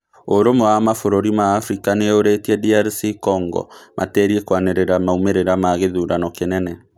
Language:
Kikuyu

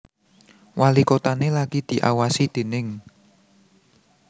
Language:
Javanese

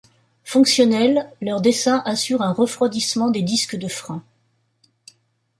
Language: French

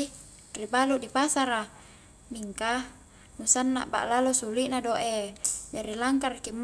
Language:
Highland Konjo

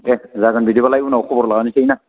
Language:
Bodo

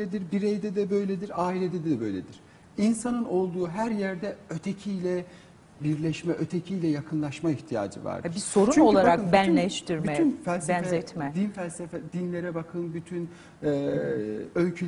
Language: Turkish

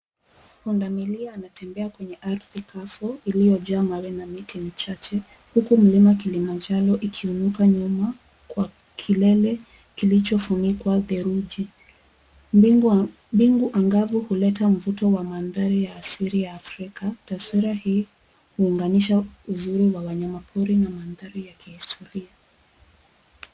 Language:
Swahili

